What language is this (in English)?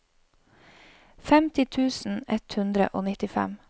Norwegian